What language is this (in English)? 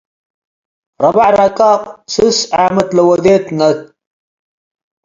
Tigre